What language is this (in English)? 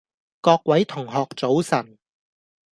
Cantonese